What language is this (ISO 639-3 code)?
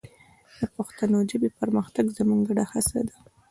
pus